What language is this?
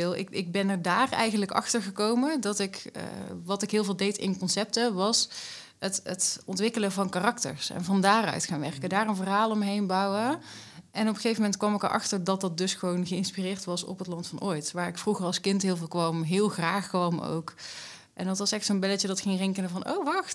Dutch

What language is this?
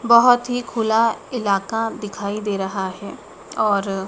Hindi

